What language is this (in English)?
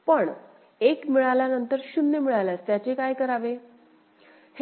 Marathi